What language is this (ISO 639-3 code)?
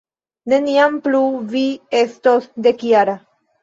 epo